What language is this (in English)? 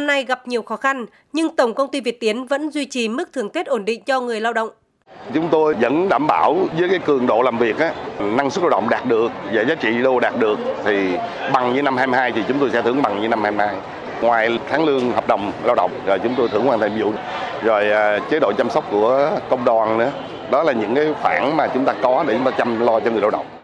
Vietnamese